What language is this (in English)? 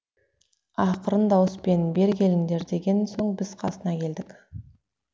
Kazakh